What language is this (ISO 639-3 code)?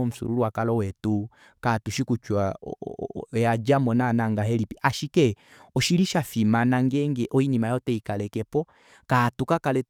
kua